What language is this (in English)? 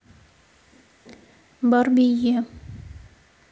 Russian